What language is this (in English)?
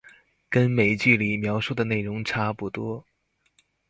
Chinese